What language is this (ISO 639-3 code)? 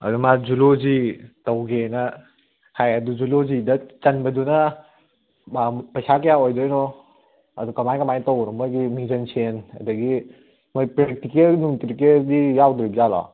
mni